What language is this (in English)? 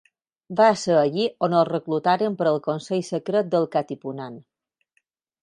Catalan